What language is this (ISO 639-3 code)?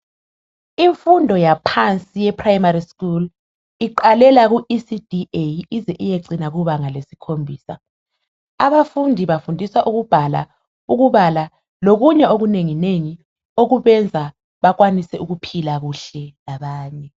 nde